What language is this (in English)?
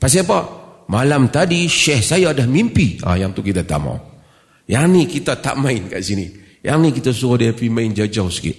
Malay